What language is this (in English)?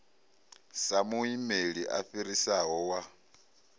Venda